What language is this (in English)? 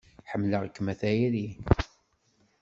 Kabyle